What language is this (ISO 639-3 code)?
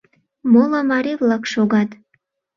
chm